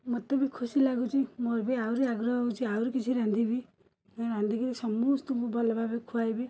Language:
Odia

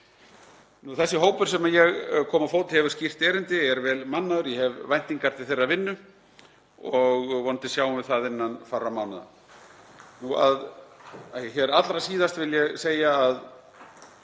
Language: Icelandic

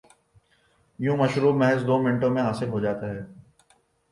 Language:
Urdu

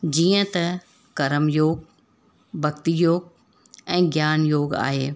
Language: Sindhi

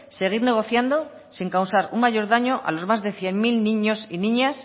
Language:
Spanish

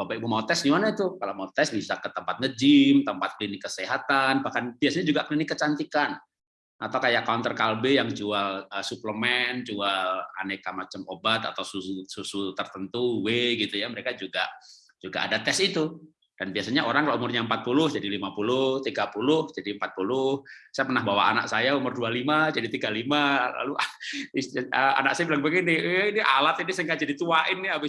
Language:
Indonesian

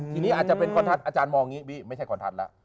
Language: Thai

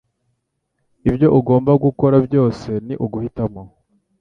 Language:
Kinyarwanda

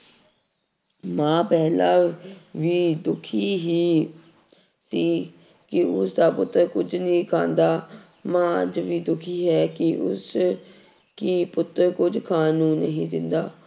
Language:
Punjabi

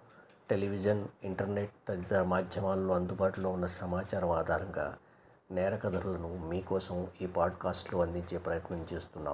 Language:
Telugu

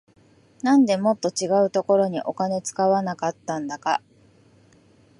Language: Japanese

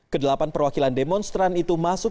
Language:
Indonesian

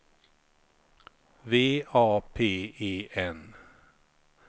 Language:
Swedish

